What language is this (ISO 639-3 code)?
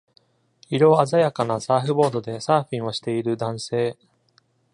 jpn